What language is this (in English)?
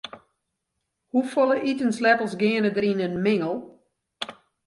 Western Frisian